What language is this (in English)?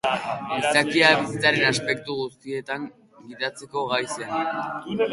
Basque